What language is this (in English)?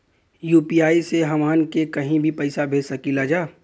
Bhojpuri